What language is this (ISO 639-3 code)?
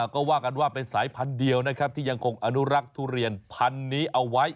tha